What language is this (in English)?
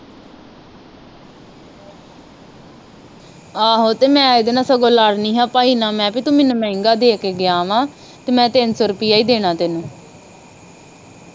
Punjabi